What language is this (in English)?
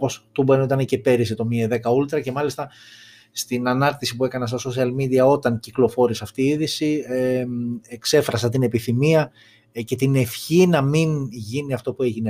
Greek